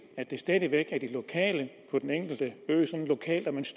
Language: Danish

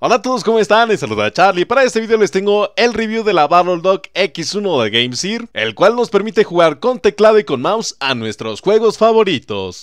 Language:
Spanish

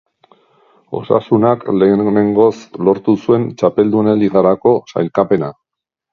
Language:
Basque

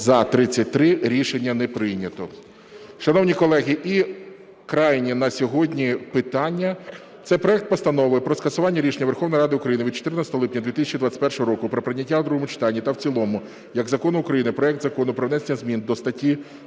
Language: Ukrainian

